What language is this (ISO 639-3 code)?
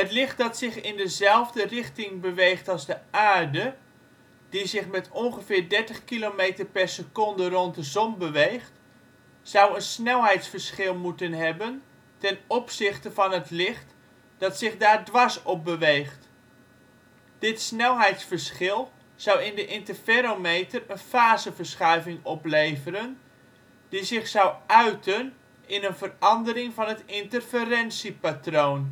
nld